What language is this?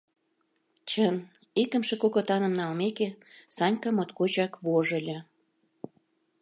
Mari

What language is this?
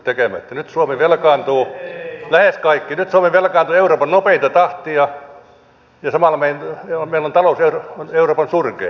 Finnish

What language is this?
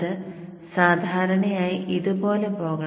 Malayalam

